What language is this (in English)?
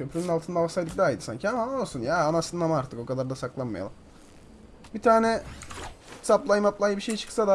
Turkish